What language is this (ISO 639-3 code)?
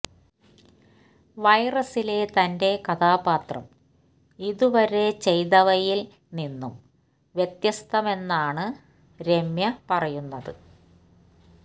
mal